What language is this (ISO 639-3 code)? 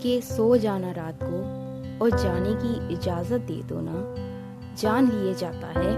hin